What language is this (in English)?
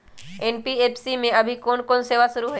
Magahi